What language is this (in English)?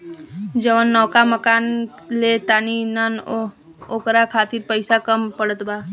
Bhojpuri